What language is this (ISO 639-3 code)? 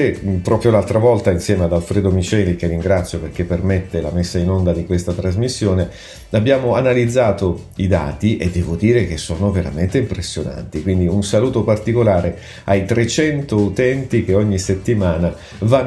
ita